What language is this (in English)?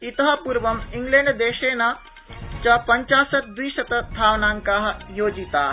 Sanskrit